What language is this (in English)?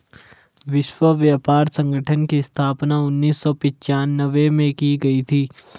Hindi